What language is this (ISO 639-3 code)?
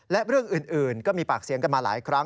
tha